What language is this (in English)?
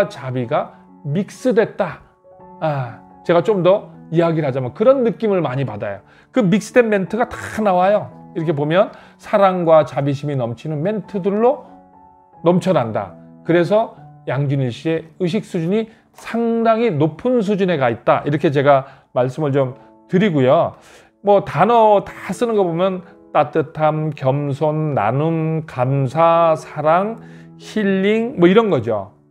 Korean